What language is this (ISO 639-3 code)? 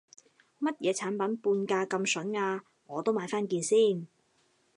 yue